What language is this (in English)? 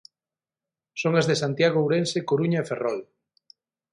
Galician